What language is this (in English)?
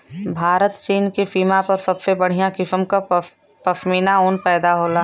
Bhojpuri